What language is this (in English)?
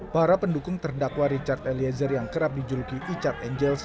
Indonesian